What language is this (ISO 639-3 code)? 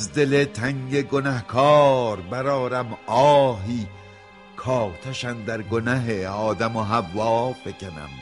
fas